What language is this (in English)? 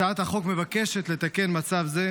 Hebrew